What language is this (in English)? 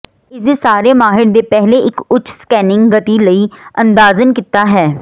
Punjabi